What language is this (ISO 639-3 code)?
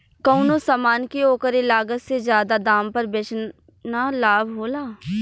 bho